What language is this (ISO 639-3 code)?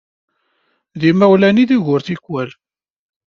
kab